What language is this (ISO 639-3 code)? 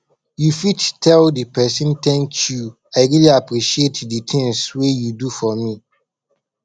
pcm